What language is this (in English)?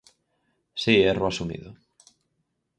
Galician